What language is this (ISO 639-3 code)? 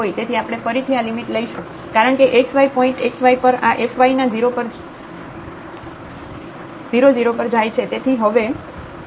guj